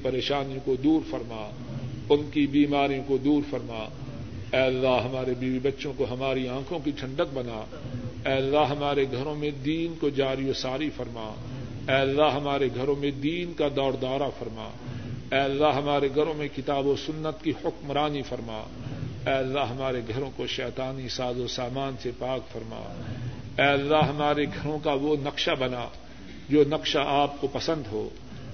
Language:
Urdu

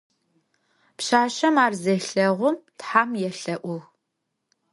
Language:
Adyghe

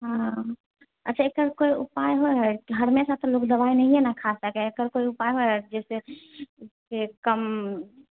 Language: Maithili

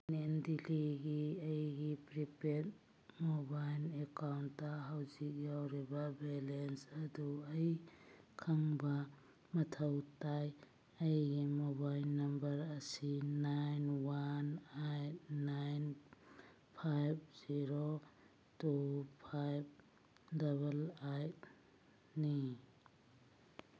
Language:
Manipuri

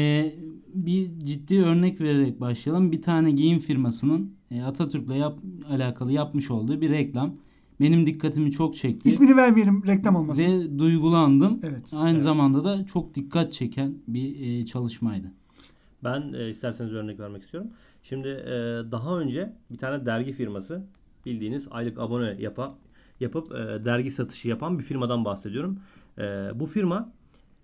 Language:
Turkish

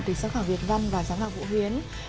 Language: Vietnamese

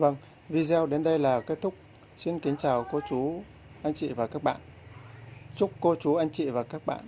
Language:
Vietnamese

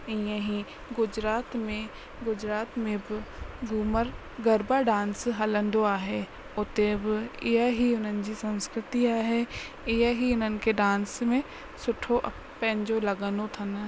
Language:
Sindhi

